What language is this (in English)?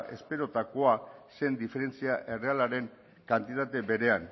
Basque